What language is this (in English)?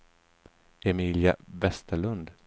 Swedish